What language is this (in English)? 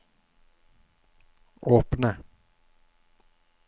Norwegian